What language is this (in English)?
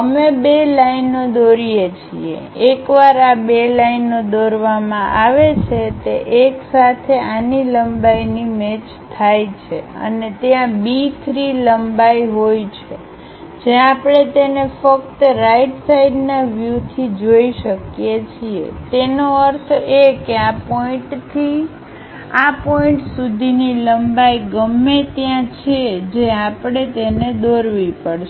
Gujarati